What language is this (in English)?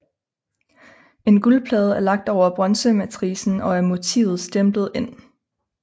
Danish